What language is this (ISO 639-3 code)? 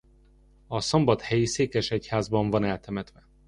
hun